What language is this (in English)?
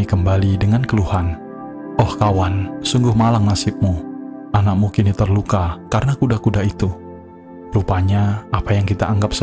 Indonesian